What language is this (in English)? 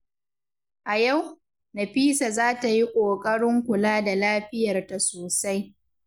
Hausa